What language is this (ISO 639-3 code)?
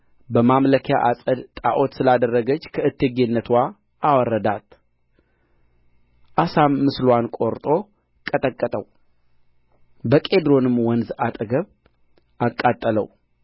amh